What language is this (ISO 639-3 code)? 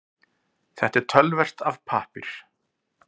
isl